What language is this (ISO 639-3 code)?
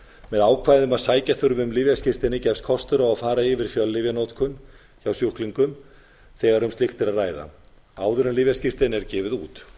isl